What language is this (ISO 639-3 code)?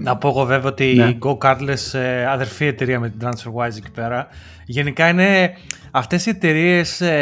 ell